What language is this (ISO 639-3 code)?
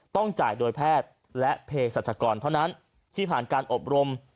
tha